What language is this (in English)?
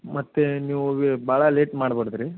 Kannada